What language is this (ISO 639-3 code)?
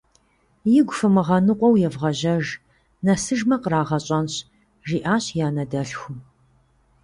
kbd